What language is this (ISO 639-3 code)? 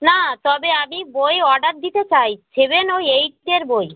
ben